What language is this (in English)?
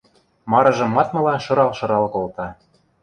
Western Mari